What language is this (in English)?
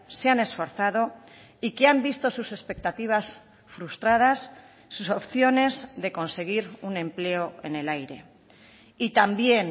Spanish